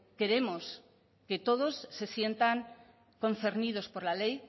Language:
Spanish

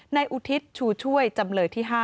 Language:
Thai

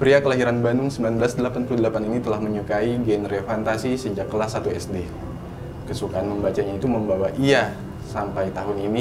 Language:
Indonesian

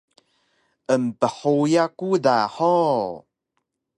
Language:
Taroko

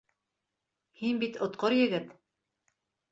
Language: Bashkir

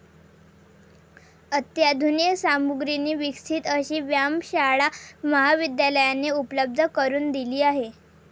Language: Marathi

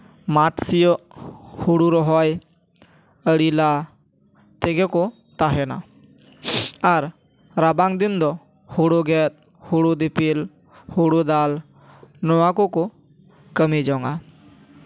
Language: Santali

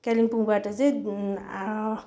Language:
Nepali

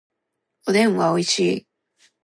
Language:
Japanese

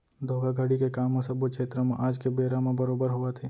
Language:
Chhattisgarhi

